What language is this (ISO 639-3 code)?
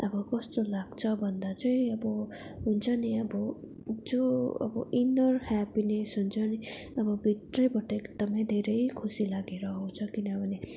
nep